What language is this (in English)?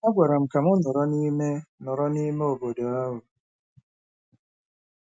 Igbo